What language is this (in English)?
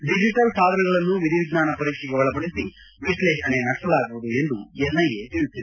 Kannada